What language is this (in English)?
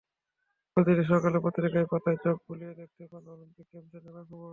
Bangla